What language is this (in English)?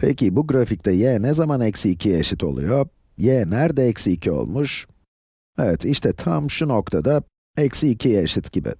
Turkish